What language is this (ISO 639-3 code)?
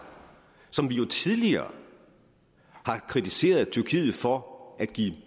dan